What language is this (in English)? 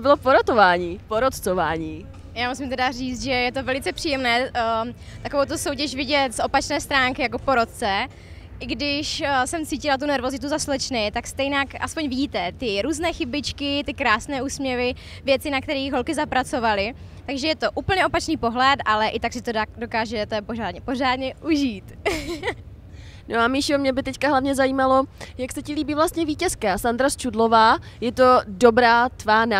Czech